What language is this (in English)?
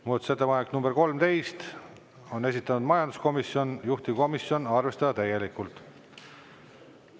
Estonian